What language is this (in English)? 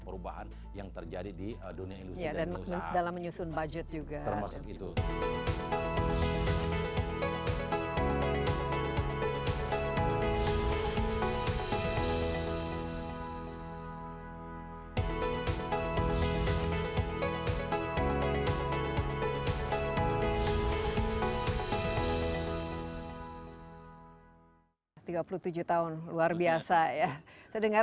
Indonesian